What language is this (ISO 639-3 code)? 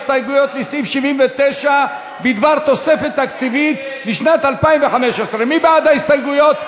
heb